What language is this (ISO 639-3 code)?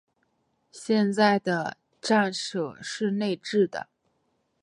zho